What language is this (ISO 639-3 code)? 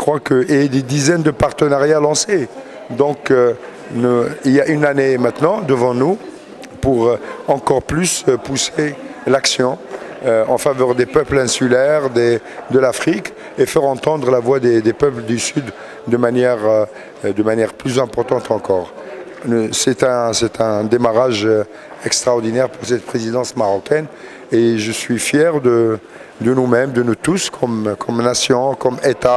fra